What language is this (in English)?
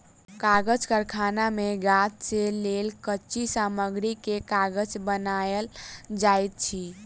Maithili